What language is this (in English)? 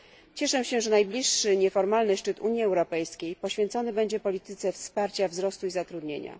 Polish